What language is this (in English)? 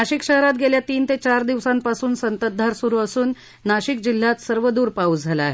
Marathi